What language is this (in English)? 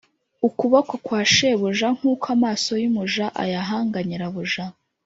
Kinyarwanda